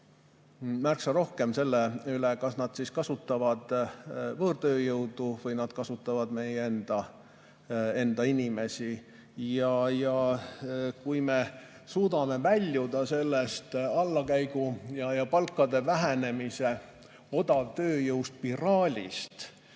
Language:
Estonian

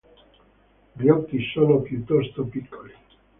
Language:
Italian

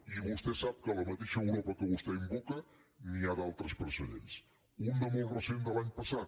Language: Catalan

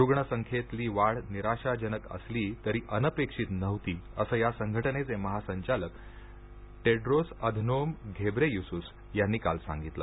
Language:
Marathi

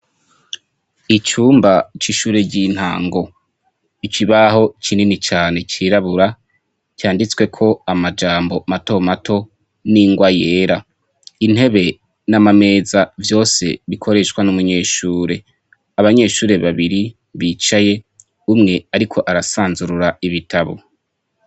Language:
Rundi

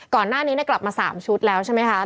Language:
Thai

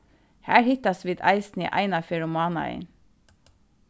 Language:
Faroese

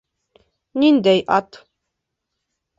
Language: Bashkir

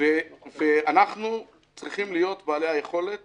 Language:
Hebrew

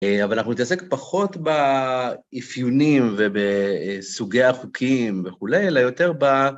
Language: Hebrew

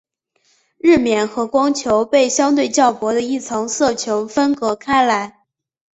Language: Chinese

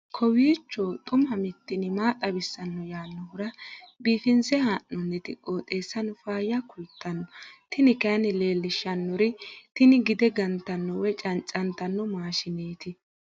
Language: Sidamo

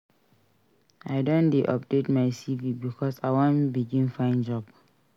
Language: Nigerian Pidgin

